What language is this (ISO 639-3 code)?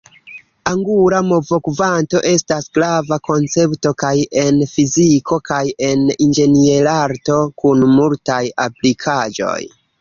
epo